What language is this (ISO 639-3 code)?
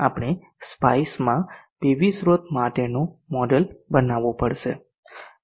guj